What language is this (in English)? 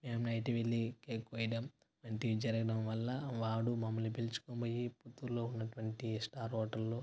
Telugu